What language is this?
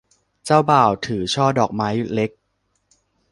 Thai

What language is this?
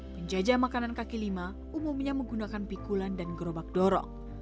Indonesian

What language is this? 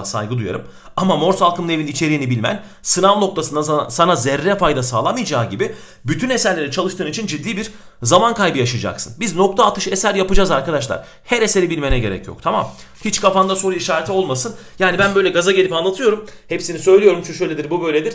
Turkish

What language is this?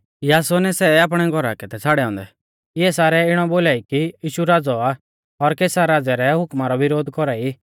Mahasu Pahari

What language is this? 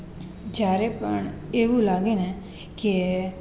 Gujarati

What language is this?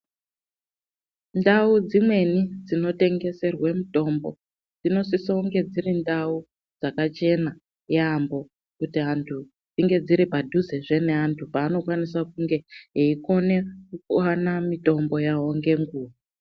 Ndau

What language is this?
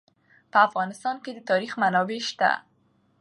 Pashto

